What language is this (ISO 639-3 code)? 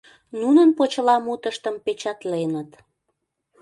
chm